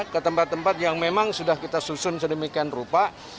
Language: Indonesian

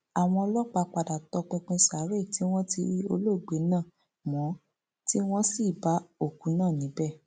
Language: Yoruba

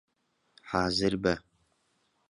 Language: Central Kurdish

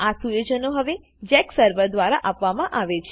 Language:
Gujarati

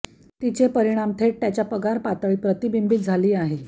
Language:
Marathi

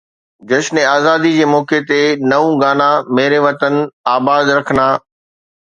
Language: Sindhi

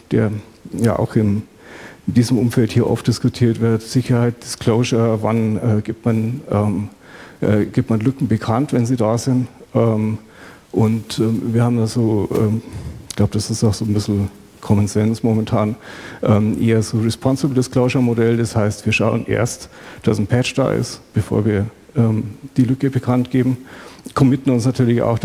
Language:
German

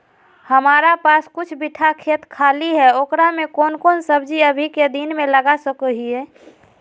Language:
Magahi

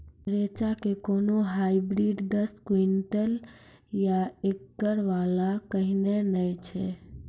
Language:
Maithili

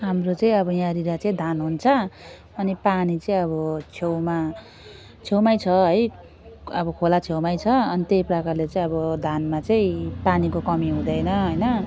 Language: Nepali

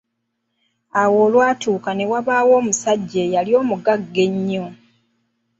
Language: Ganda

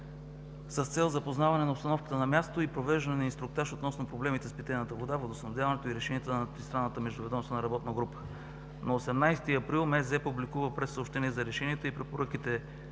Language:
Bulgarian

